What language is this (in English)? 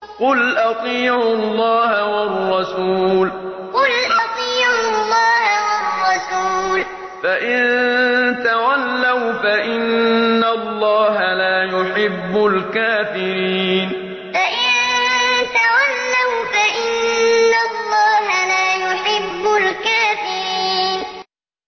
Arabic